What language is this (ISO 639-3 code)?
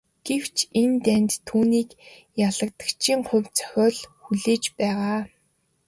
mon